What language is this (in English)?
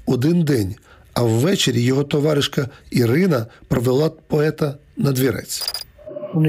Ukrainian